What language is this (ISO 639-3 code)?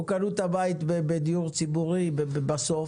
heb